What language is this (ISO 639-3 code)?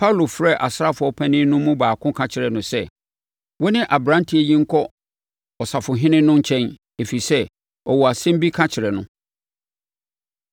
aka